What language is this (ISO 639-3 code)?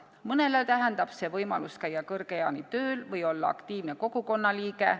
est